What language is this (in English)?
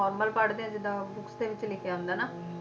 Punjabi